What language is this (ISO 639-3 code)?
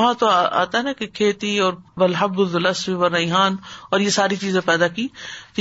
urd